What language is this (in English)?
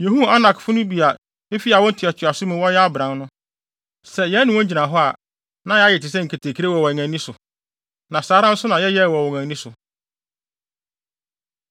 Akan